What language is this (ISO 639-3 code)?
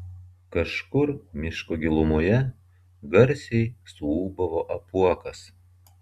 lit